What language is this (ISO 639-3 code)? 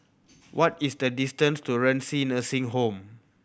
eng